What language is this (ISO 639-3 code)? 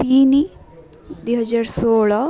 ori